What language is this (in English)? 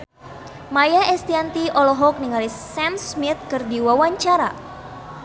Sundanese